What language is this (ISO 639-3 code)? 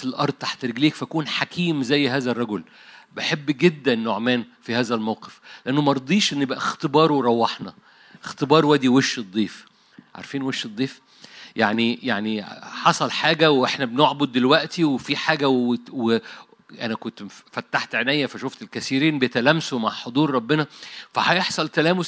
ara